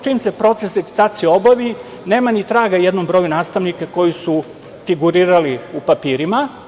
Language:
Serbian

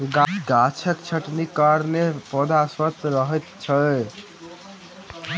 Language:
Maithili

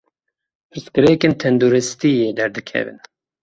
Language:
Kurdish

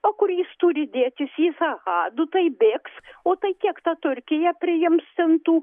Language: Lithuanian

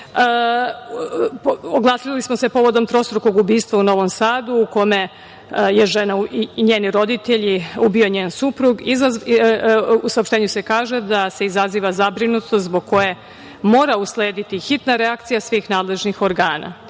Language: Serbian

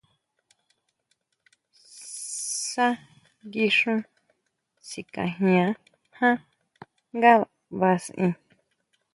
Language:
Huautla Mazatec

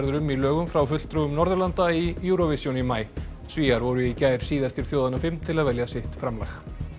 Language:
Icelandic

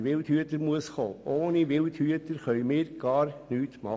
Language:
Swiss German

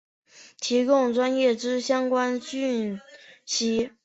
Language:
Chinese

